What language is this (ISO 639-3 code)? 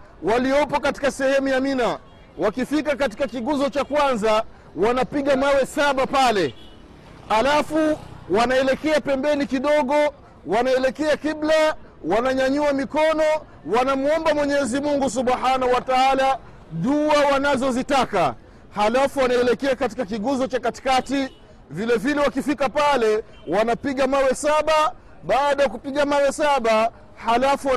swa